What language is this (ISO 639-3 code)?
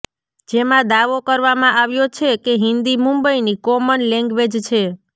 guj